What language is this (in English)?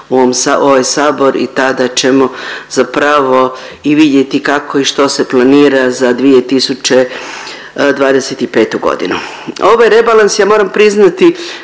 Croatian